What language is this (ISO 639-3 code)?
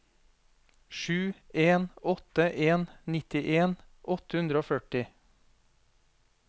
nor